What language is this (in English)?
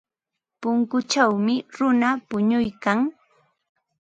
Ambo-Pasco Quechua